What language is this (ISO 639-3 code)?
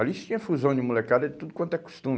por